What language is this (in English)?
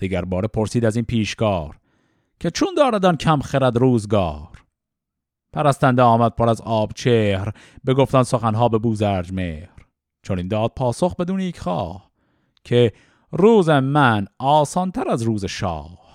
Persian